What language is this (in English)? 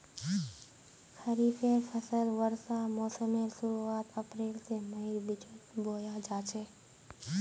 Magahi